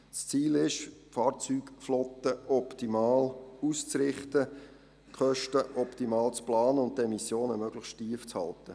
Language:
Swiss German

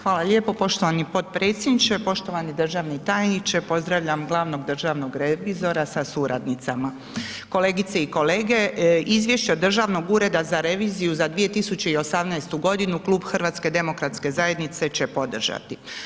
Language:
Croatian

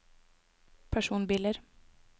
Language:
Norwegian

